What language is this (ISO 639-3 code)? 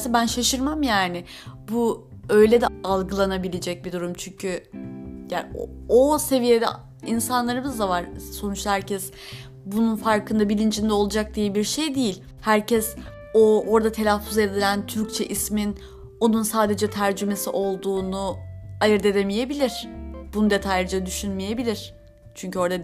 tur